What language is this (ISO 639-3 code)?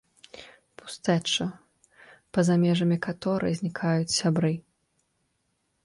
bel